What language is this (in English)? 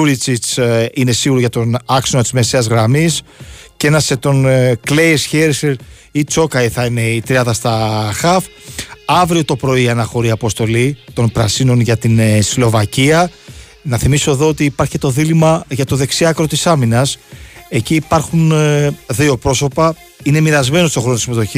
Greek